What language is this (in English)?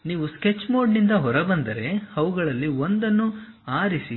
Kannada